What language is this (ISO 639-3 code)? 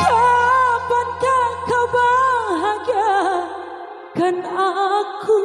ind